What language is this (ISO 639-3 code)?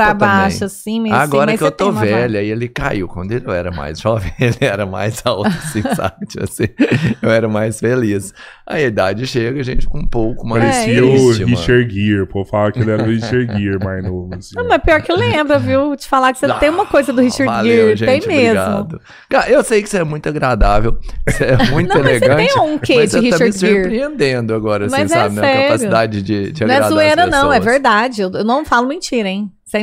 por